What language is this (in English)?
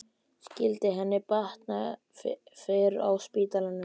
Icelandic